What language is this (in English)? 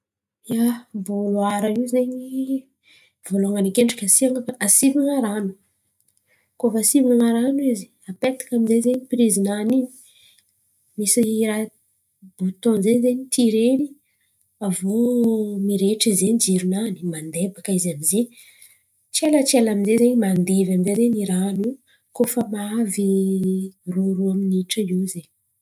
Antankarana Malagasy